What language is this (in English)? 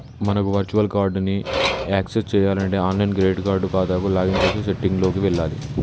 Telugu